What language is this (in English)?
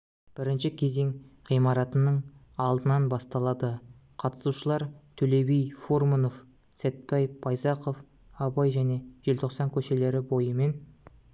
Kazakh